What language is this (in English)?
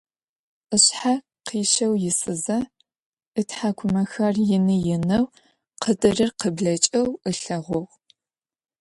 Adyghe